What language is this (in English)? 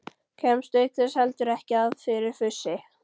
Icelandic